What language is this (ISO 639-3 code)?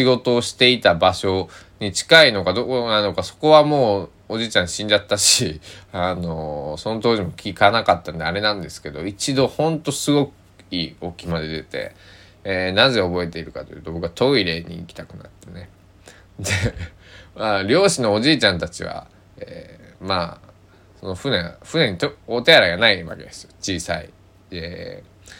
jpn